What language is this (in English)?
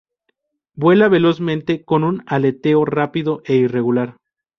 Spanish